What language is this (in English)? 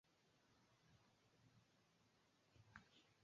Swahili